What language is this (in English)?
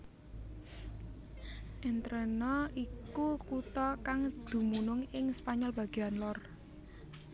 Javanese